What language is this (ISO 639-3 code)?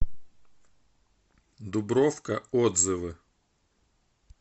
rus